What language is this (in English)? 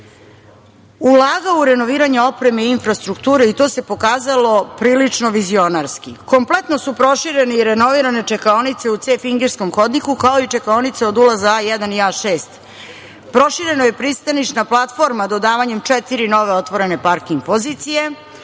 Serbian